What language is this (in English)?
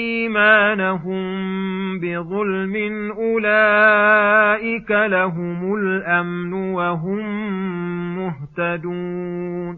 Arabic